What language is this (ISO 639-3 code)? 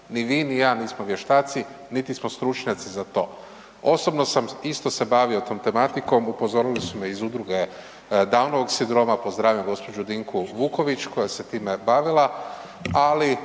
hrv